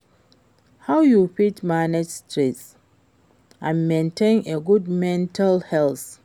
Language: Nigerian Pidgin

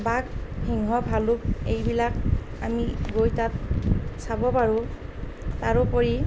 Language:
Assamese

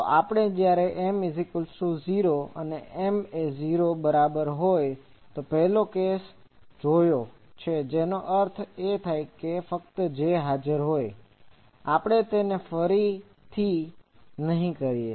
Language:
Gujarati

